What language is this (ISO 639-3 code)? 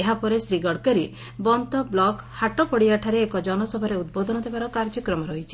ori